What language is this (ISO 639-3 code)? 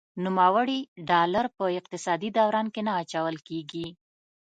pus